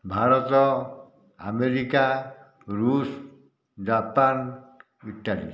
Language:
Odia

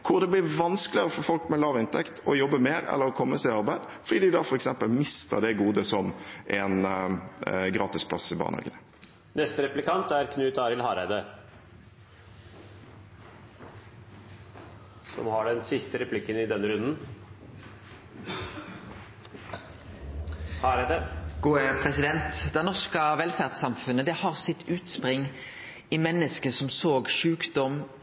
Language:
Norwegian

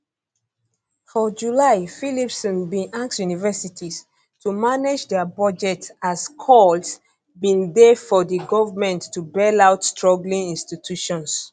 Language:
Nigerian Pidgin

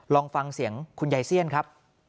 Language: Thai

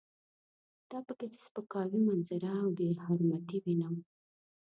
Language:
Pashto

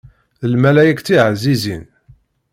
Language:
Kabyle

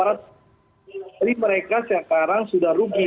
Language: Indonesian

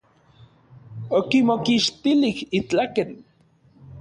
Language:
Orizaba Nahuatl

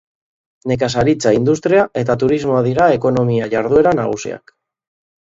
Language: Basque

